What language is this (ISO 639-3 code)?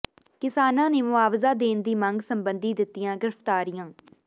pan